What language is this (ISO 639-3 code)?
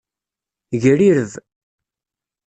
kab